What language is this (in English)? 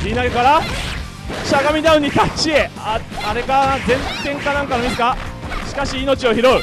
Japanese